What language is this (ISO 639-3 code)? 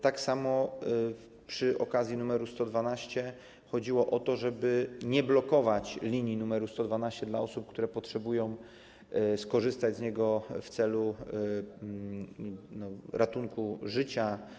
pol